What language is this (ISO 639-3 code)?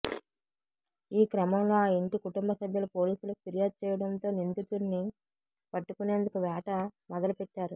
tel